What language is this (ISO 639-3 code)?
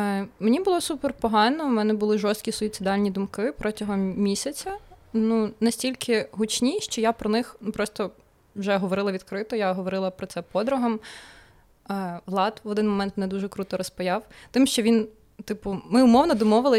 ukr